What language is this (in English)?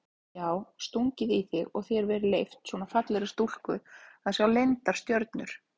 Icelandic